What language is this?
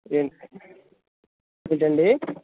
Telugu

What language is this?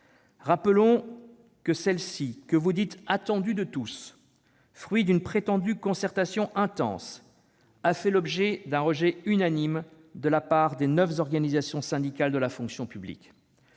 French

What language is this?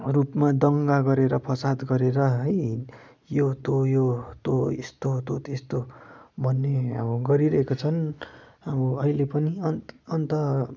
Nepali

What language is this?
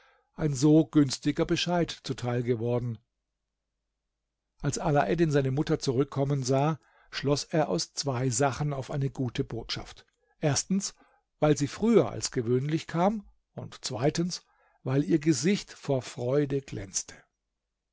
German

